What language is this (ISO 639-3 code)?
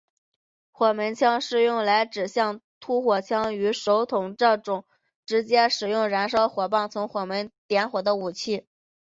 zho